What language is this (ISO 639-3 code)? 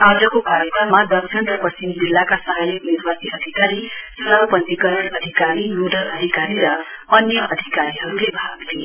nep